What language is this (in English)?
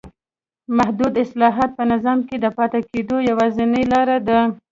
Pashto